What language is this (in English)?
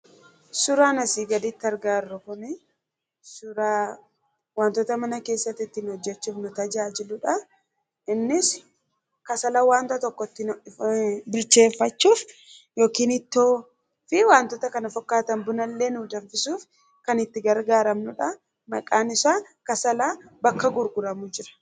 Oromo